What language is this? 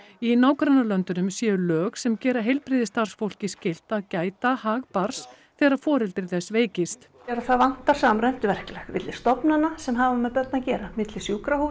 Icelandic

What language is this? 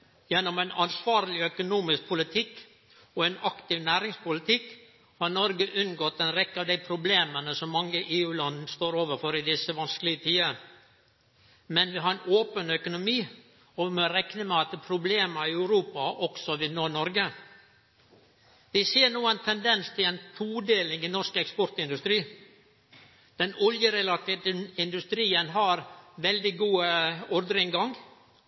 Norwegian Nynorsk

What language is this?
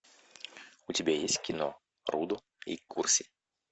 Russian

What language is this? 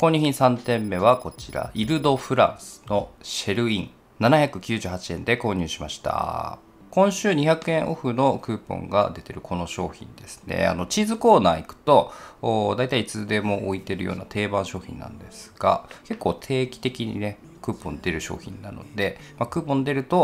Japanese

